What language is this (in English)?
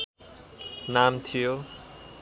Nepali